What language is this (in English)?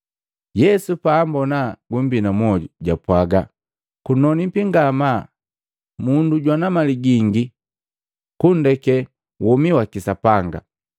Matengo